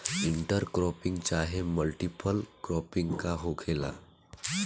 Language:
Bhojpuri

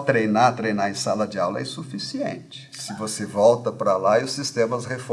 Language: Portuguese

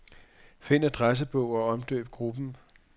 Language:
Danish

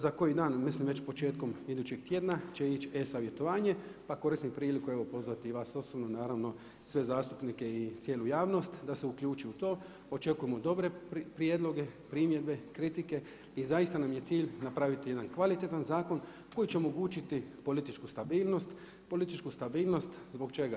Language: Croatian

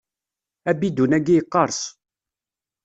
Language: Kabyle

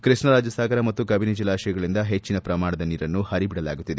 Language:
Kannada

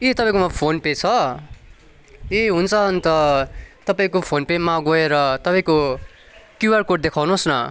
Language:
Nepali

